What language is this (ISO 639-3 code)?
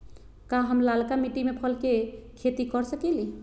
mag